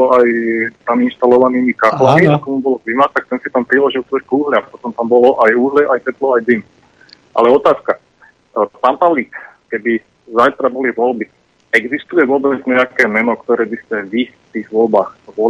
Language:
Slovak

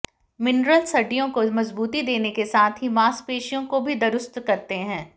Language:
Hindi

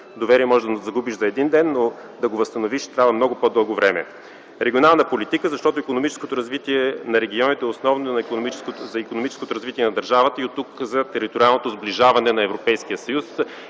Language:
Bulgarian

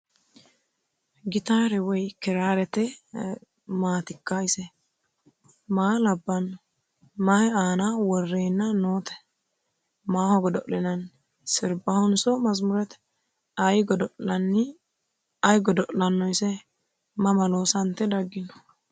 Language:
Sidamo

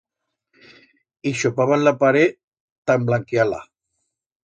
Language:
Aragonese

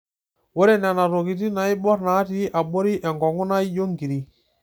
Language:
Masai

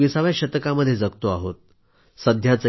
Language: Marathi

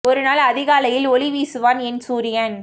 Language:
Tamil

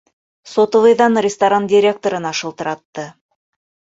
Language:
Bashkir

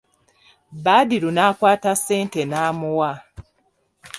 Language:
Ganda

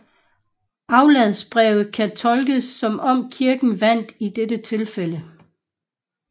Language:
Danish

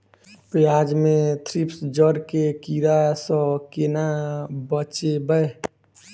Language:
Maithili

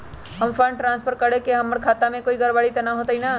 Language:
Magahi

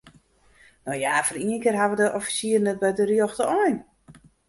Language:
Western Frisian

